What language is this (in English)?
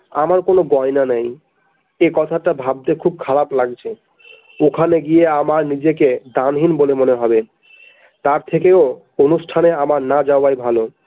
Bangla